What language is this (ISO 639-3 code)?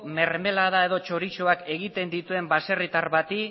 eus